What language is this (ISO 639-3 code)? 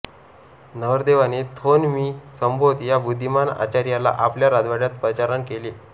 mar